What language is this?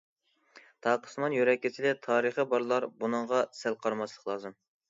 Uyghur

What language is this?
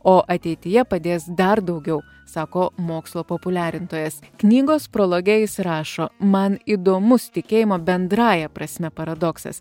Lithuanian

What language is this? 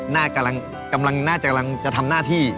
Thai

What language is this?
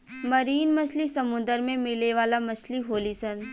Bhojpuri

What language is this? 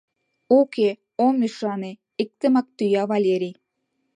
Mari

